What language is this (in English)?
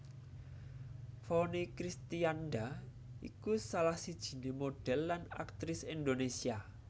Javanese